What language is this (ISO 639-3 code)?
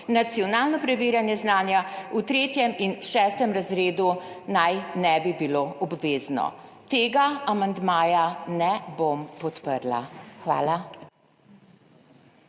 slv